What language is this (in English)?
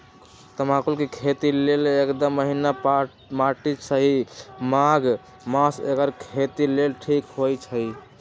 Magahi